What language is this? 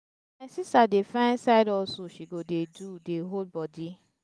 Nigerian Pidgin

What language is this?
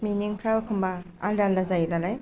Bodo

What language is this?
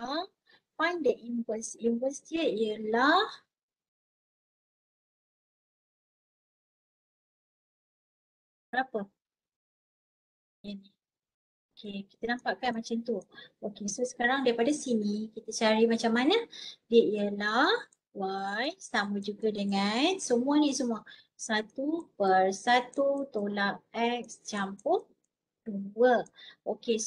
Malay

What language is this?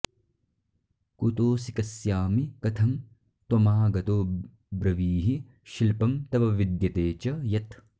Sanskrit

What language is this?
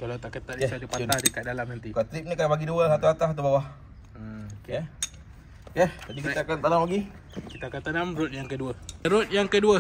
Malay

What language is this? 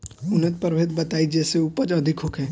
Bhojpuri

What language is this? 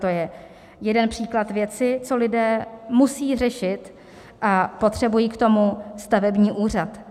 Czech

